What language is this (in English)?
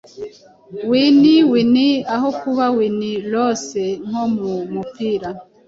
Kinyarwanda